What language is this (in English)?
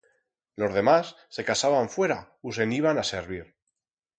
Aragonese